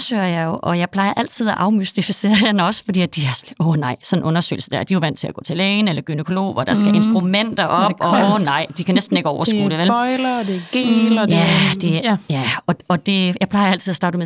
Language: Danish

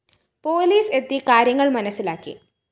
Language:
Malayalam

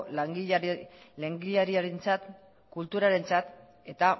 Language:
Basque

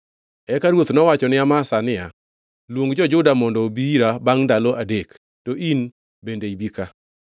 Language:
Luo (Kenya and Tanzania)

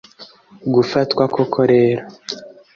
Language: Kinyarwanda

